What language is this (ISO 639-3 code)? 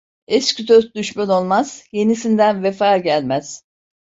tur